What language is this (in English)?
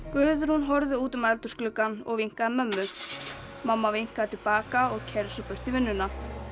Icelandic